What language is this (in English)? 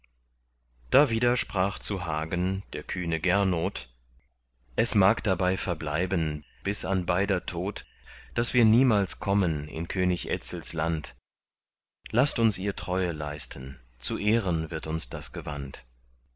German